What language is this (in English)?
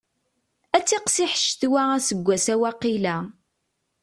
Kabyle